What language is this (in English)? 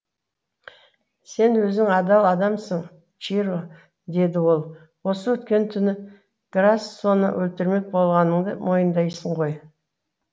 Kazakh